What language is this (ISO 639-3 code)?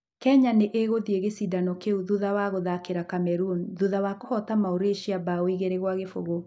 kik